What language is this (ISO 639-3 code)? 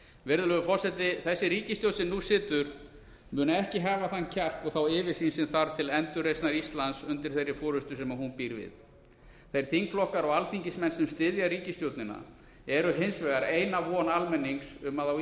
isl